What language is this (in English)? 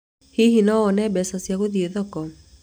Kikuyu